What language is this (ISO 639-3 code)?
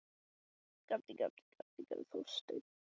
isl